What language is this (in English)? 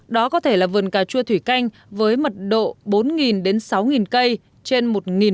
Vietnamese